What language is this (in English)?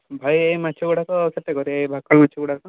Odia